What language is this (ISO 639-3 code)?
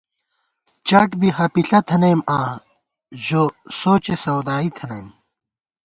gwt